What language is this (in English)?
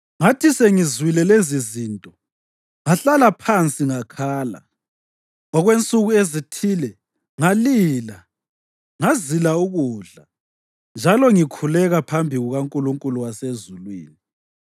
North Ndebele